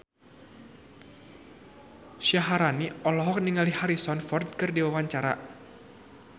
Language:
Sundanese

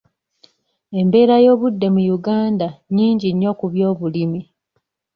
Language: Ganda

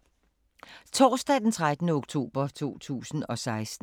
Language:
Danish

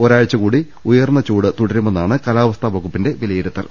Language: Malayalam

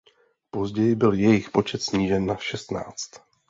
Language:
Czech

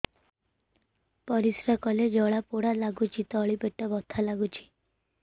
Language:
Odia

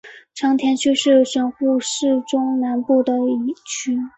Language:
Chinese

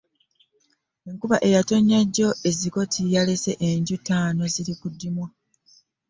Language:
Ganda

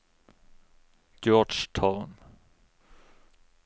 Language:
Norwegian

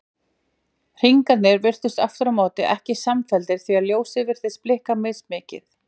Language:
Icelandic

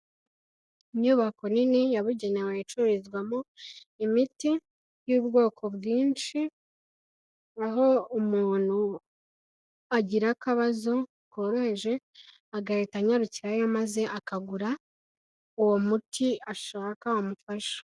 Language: Kinyarwanda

